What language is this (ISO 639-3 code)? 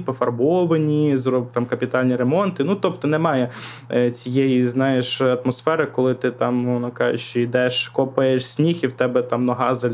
ukr